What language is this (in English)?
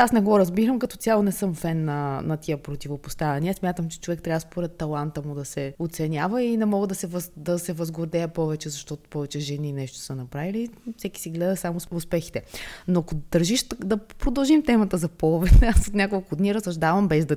Bulgarian